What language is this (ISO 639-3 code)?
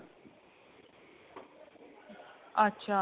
pan